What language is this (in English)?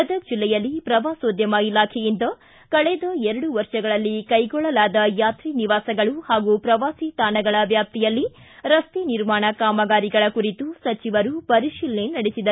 Kannada